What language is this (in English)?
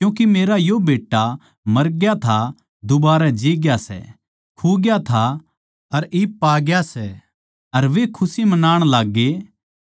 Haryanvi